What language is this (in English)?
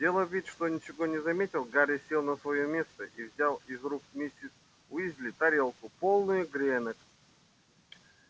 Russian